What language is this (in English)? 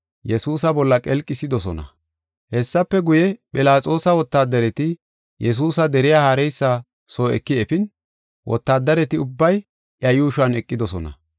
Gofa